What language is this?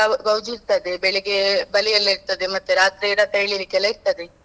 Kannada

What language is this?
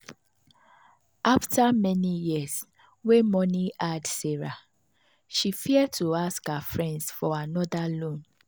Nigerian Pidgin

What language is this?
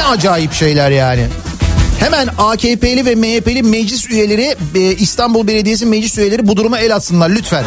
Turkish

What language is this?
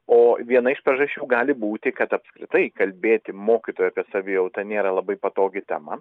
Lithuanian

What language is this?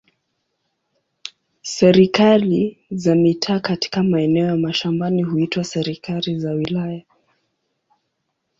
Swahili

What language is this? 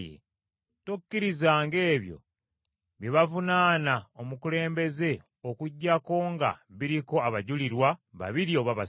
Ganda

